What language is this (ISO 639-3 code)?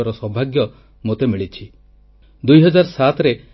ori